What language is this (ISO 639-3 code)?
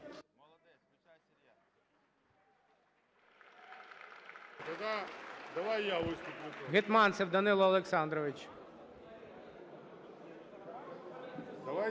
ukr